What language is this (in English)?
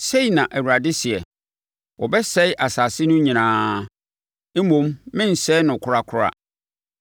Akan